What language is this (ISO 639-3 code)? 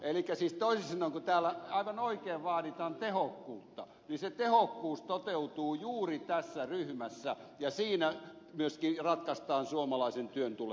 fin